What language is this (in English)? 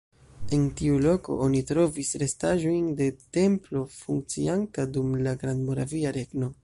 Esperanto